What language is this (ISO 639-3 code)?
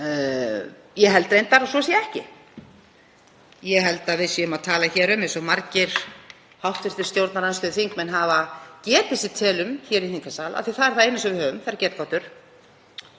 isl